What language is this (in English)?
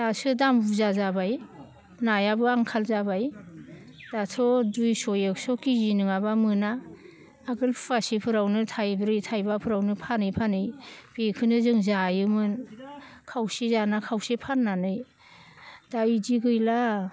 Bodo